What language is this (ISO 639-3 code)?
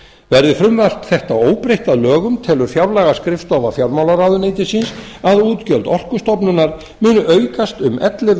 isl